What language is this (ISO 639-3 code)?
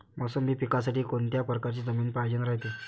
mar